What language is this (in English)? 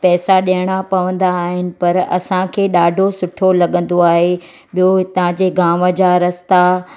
Sindhi